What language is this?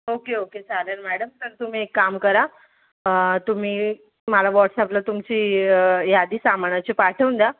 Marathi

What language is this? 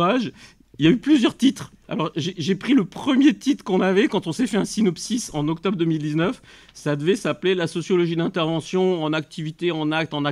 French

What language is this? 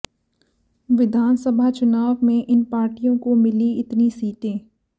Hindi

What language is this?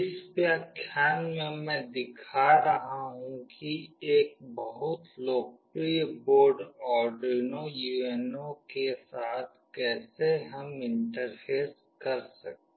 Hindi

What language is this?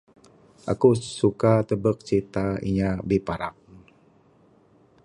Bukar-Sadung Bidayuh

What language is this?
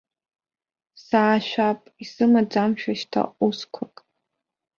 Abkhazian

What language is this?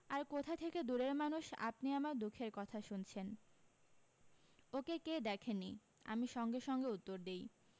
Bangla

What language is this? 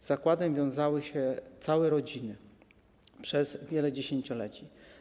Polish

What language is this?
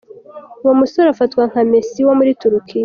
Kinyarwanda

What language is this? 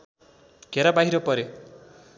Nepali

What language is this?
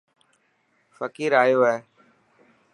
Dhatki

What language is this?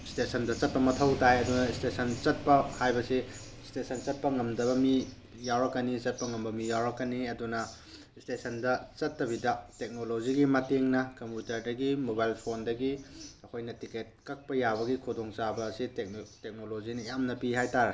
Manipuri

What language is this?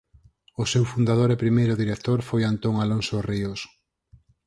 Galician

